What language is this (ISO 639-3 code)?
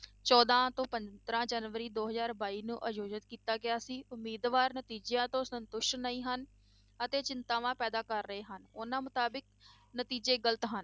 pan